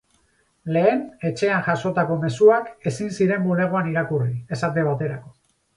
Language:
Basque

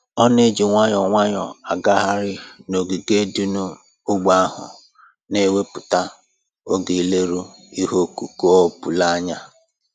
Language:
Igbo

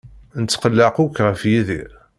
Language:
Kabyle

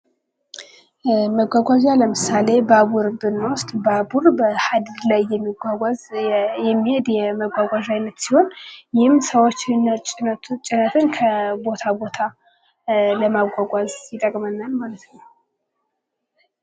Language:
Amharic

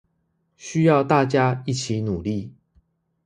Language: Chinese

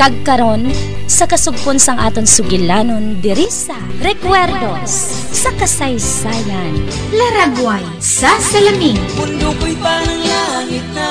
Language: Filipino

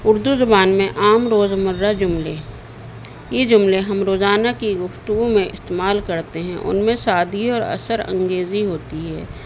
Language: Urdu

